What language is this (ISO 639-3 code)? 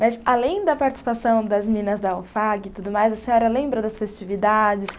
por